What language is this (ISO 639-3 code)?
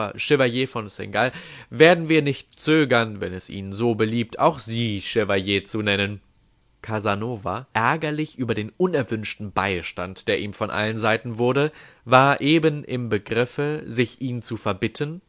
deu